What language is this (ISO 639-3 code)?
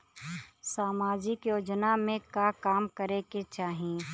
bho